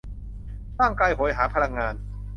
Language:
Thai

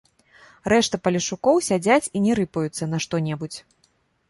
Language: Belarusian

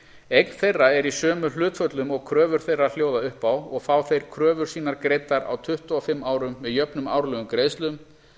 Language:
Icelandic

